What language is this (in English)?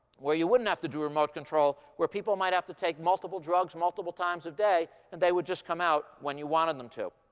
English